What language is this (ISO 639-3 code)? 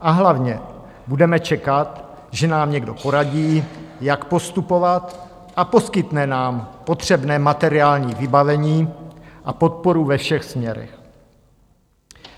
ces